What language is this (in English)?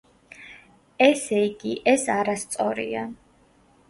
Georgian